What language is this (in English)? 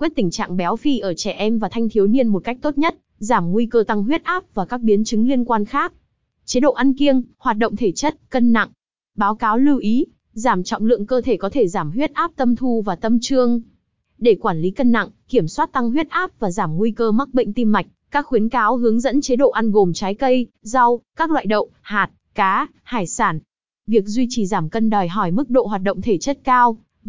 Vietnamese